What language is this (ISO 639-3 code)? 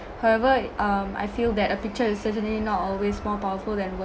eng